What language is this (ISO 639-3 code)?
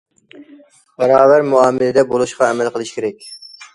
uig